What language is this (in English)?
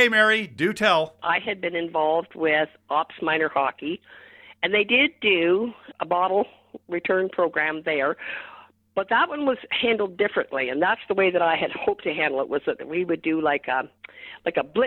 English